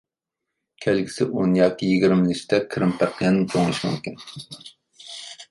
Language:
Uyghur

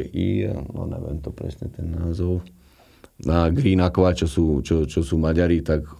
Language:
Slovak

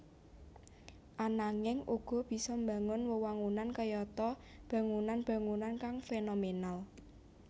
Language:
Javanese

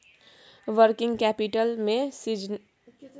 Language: Maithili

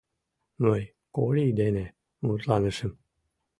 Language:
Mari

